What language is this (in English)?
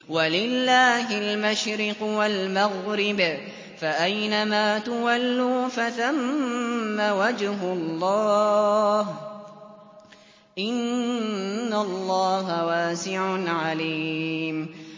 Arabic